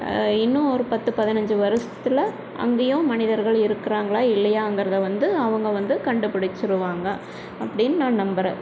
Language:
Tamil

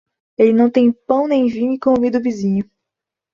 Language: Portuguese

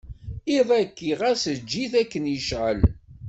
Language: Kabyle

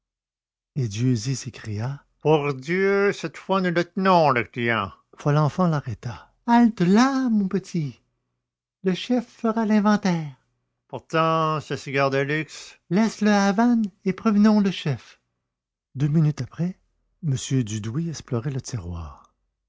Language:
French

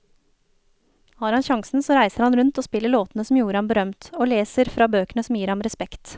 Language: Norwegian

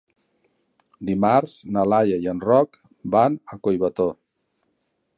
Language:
Catalan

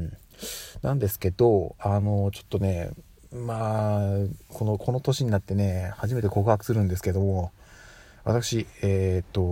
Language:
Japanese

